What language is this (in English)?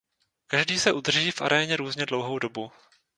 Czech